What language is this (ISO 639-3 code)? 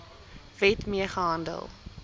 afr